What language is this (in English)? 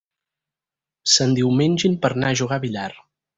Catalan